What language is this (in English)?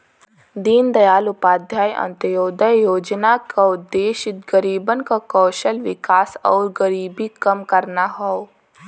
Bhojpuri